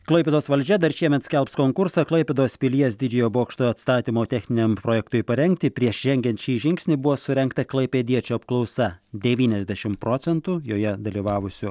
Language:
Lithuanian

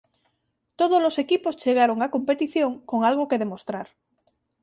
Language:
Galician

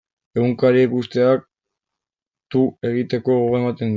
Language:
Basque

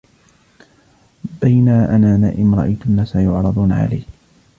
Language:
Arabic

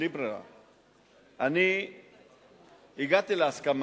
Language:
Hebrew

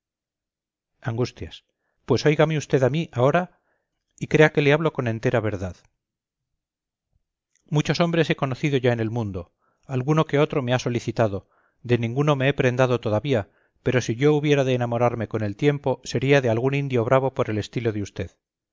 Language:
Spanish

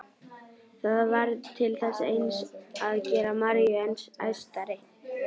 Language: Icelandic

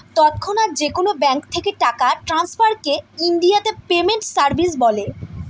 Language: Bangla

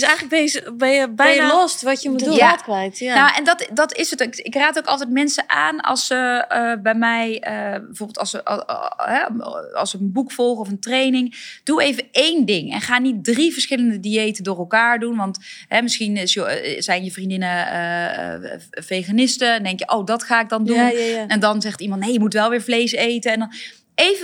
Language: Dutch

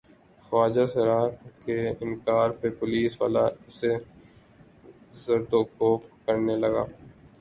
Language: Urdu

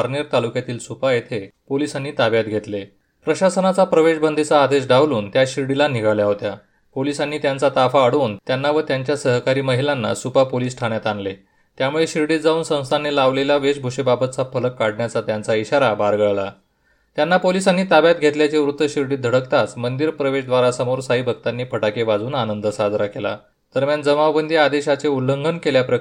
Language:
Marathi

